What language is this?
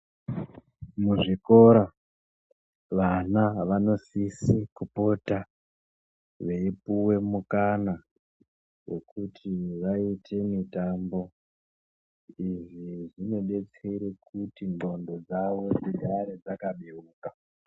Ndau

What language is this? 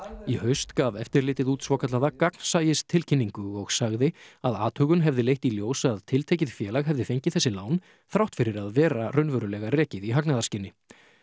Icelandic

